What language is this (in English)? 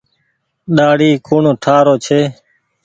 Goaria